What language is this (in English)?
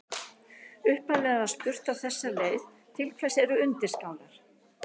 Icelandic